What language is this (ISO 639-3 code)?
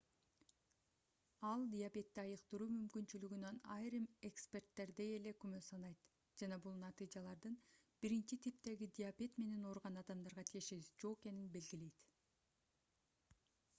kir